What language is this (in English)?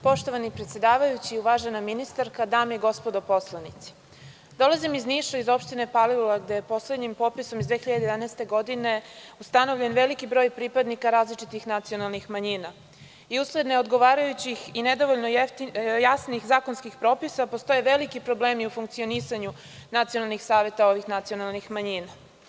Serbian